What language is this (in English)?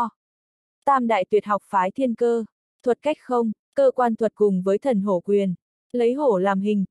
Vietnamese